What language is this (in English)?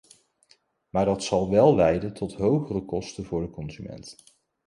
Dutch